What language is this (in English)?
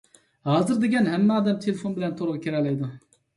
Uyghur